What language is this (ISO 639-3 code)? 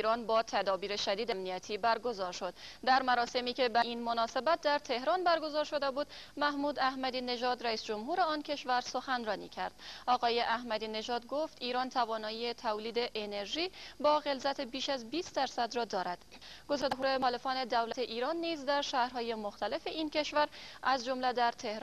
fas